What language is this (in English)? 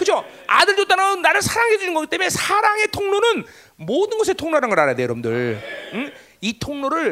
Korean